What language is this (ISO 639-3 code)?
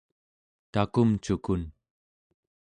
esu